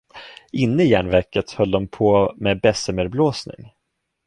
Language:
Swedish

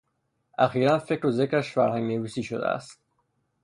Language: Persian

